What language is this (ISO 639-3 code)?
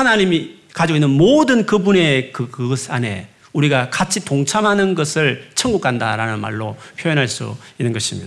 kor